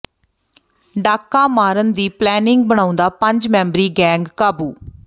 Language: Punjabi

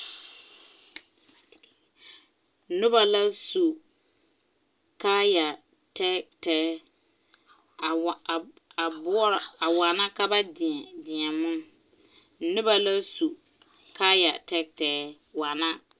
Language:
Southern Dagaare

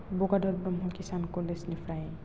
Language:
Bodo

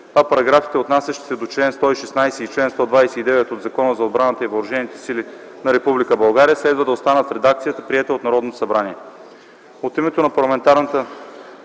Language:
Bulgarian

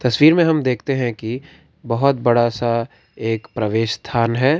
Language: Hindi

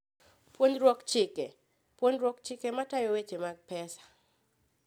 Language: Luo (Kenya and Tanzania)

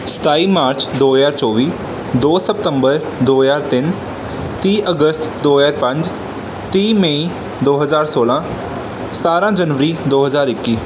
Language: Punjabi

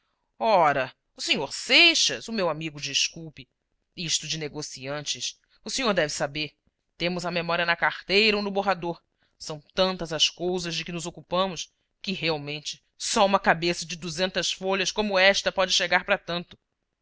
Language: Portuguese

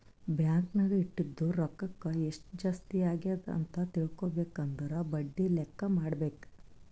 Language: Kannada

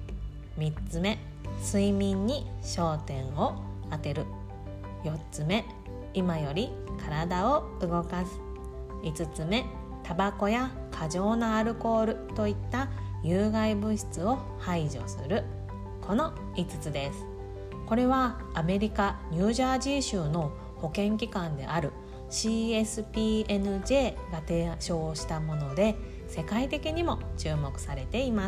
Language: Japanese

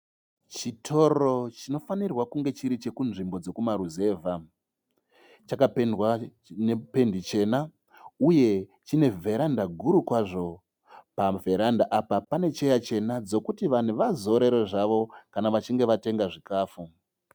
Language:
Shona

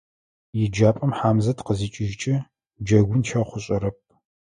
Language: Adyghe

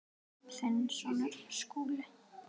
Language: Icelandic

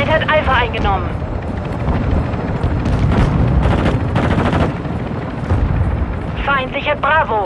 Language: German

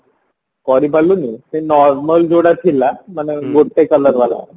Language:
Odia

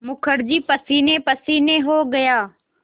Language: Hindi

